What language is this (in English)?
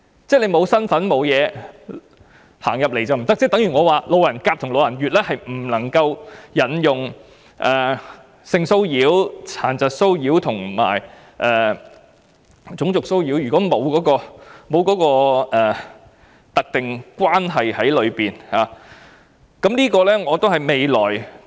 Cantonese